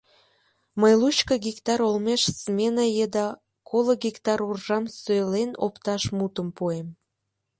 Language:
Mari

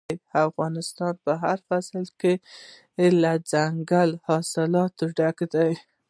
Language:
Pashto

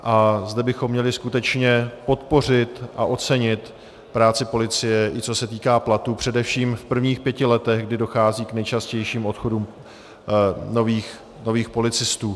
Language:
Czech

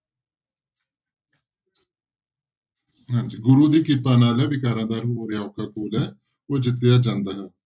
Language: Punjabi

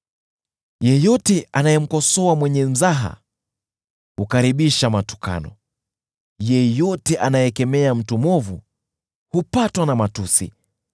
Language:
Swahili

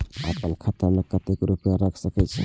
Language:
Maithili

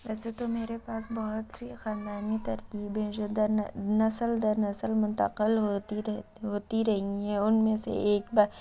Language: Urdu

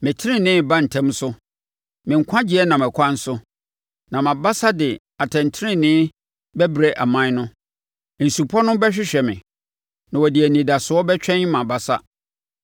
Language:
Akan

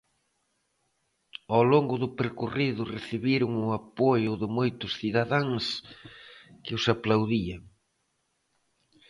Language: Galician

